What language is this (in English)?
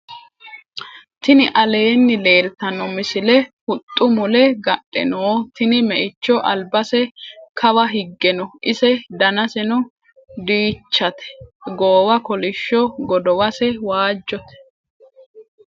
Sidamo